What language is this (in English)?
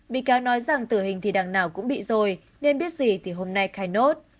Vietnamese